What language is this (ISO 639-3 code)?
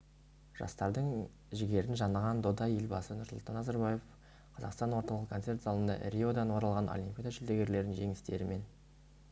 kaz